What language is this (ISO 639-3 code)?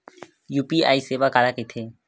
hne